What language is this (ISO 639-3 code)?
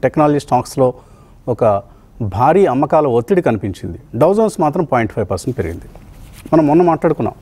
tel